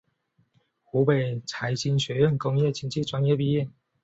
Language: Chinese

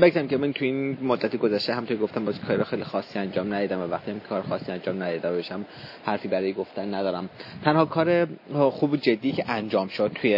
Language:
Persian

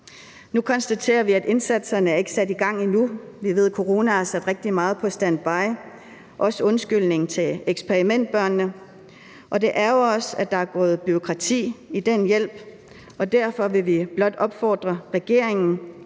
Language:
Danish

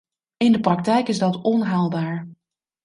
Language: Dutch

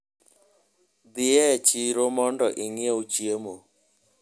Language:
Luo (Kenya and Tanzania)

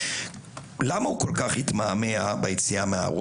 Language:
Hebrew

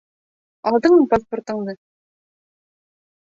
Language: Bashkir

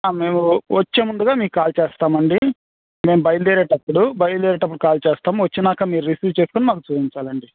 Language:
Telugu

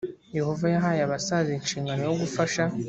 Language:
Kinyarwanda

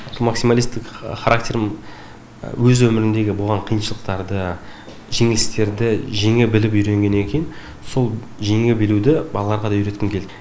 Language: Kazakh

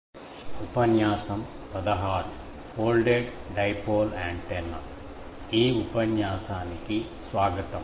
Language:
Telugu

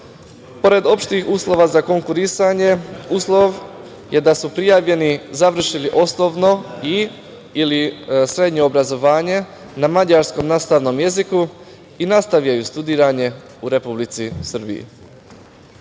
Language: Serbian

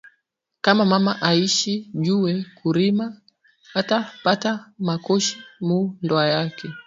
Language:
Swahili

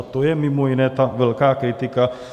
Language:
Czech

